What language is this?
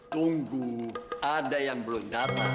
Indonesian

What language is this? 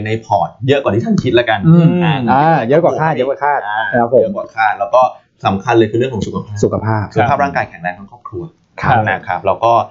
Thai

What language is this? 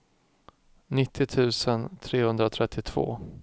Swedish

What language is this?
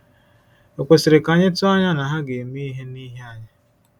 Igbo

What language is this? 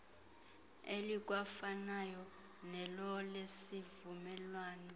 Xhosa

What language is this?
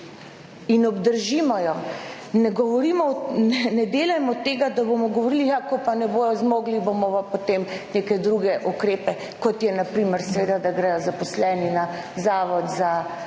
Slovenian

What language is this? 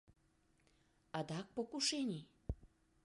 Mari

